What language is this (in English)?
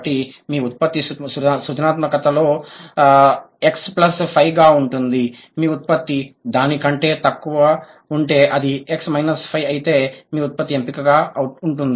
Telugu